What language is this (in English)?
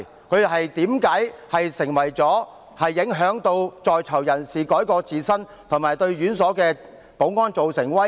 Cantonese